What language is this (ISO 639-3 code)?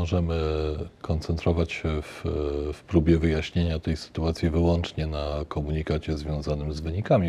pol